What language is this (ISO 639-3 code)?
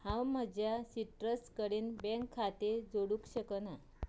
kok